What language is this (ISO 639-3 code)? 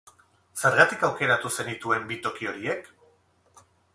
eus